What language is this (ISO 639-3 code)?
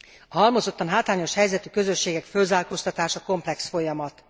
hun